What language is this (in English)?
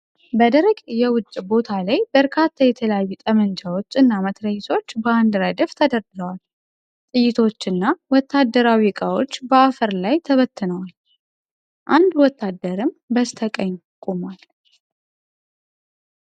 Amharic